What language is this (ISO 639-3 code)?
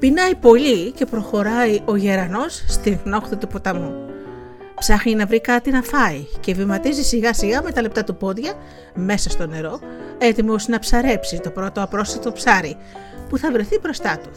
ell